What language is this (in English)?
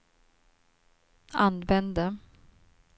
Swedish